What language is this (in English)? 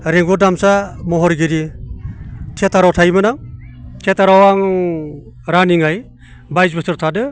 Bodo